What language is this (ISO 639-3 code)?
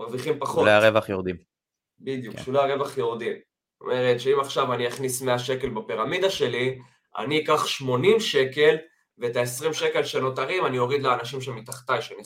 heb